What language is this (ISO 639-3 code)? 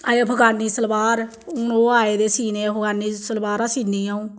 doi